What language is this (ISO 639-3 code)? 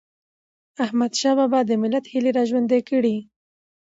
pus